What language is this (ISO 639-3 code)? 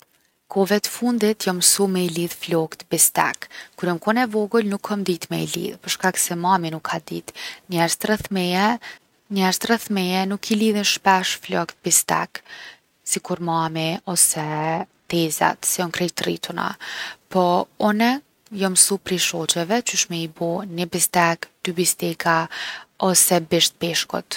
aln